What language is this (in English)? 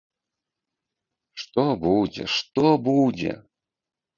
Belarusian